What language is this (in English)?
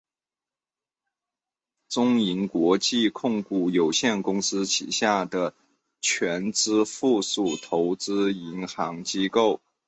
Chinese